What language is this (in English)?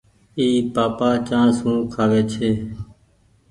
Goaria